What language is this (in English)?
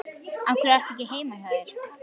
Icelandic